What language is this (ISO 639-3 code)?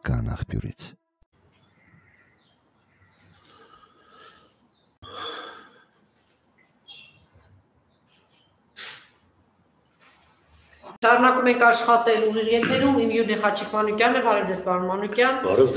ron